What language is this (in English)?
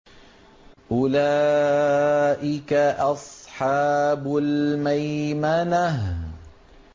Arabic